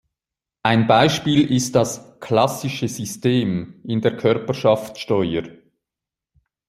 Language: German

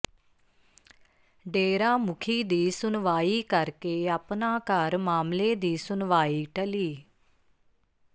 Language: Punjabi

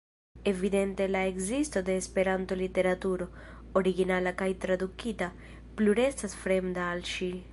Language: Esperanto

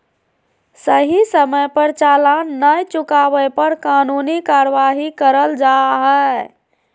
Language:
Magahi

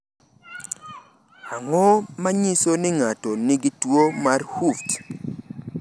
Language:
Luo (Kenya and Tanzania)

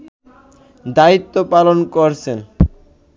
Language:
Bangla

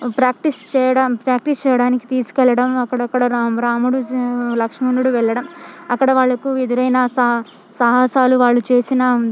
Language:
Telugu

